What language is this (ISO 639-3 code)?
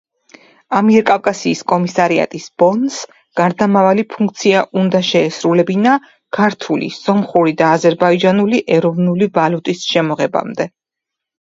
kat